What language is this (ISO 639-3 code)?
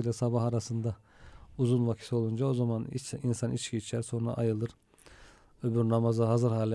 tur